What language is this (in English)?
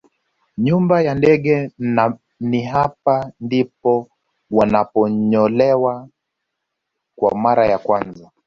Swahili